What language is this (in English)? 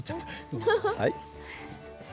Japanese